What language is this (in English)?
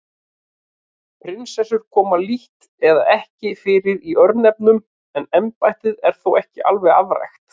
Icelandic